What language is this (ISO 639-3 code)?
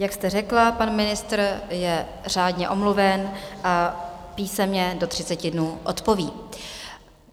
ces